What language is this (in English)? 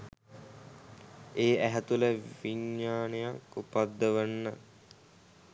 Sinhala